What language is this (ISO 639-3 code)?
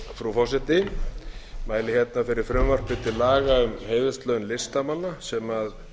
isl